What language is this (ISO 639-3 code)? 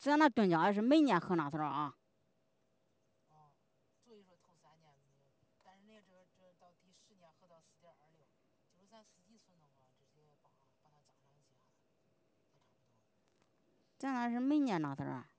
zho